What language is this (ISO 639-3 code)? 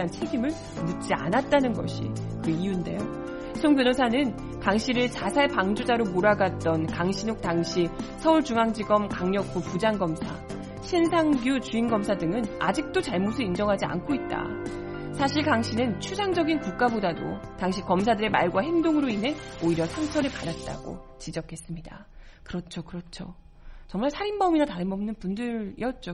kor